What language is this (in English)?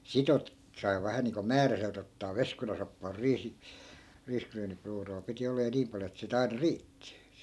Finnish